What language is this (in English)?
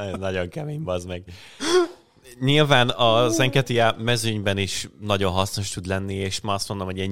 Hungarian